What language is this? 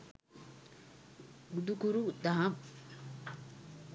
Sinhala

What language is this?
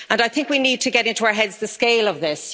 English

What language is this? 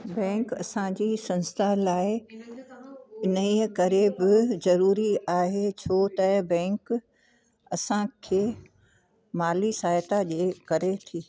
Sindhi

